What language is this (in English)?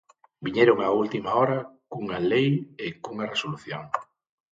Galician